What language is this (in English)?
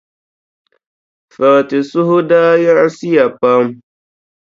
Dagbani